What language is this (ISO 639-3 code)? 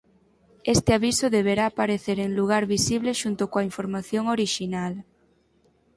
glg